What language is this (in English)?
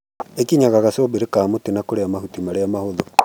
Kikuyu